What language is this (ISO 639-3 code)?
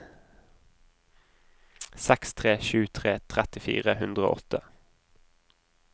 nor